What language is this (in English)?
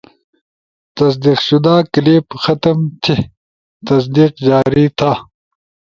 Ushojo